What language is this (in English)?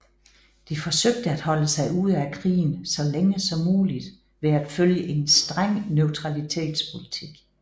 Danish